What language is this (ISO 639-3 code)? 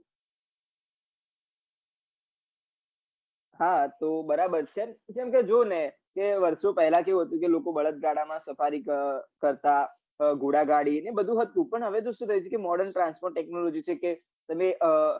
guj